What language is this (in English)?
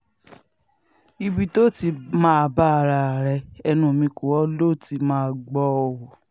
Yoruba